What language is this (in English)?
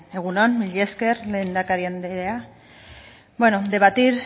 Basque